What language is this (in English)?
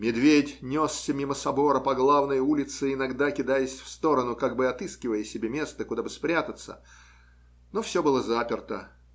Russian